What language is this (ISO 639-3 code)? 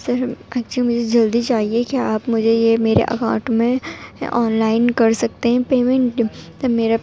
urd